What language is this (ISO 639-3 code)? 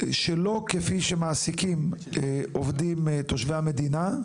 heb